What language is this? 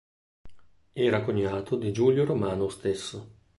Italian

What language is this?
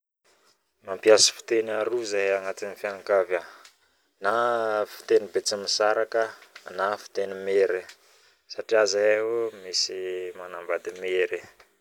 Northern Betsimisaraka Malagasy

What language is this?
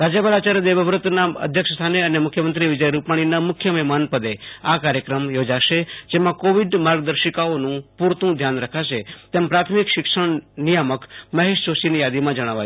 Gujarati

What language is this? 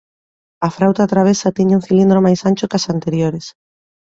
Galician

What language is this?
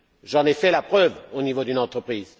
French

